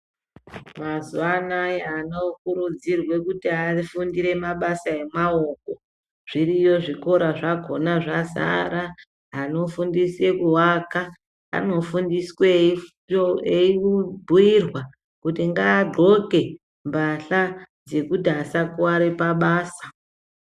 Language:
Ndau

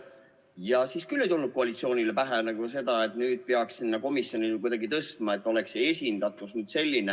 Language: Estonian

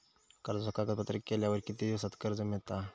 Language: Marathi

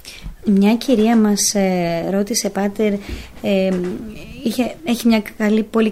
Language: Greek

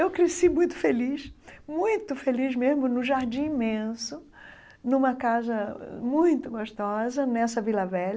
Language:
Portuguese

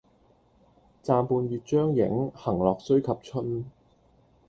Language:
Cantonese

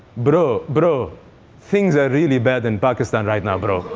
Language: English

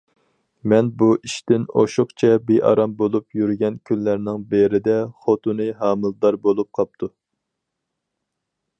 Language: Uyghur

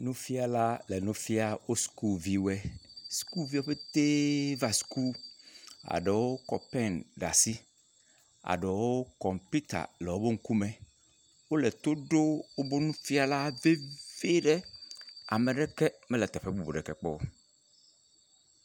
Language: Ewe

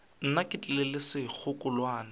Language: Northern Sotho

